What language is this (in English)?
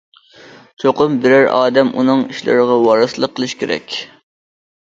Uyghur